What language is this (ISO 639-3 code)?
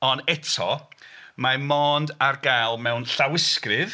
cym